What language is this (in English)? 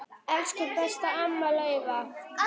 Icelandic